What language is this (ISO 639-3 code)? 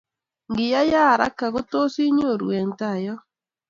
kln